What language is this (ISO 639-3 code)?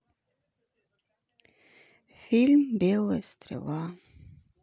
rus